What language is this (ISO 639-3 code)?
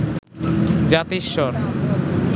ben